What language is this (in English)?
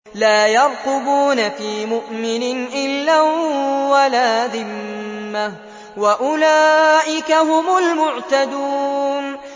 Arabic